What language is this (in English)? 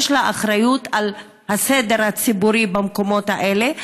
Hebrew